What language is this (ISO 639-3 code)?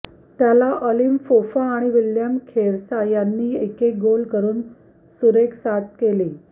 mar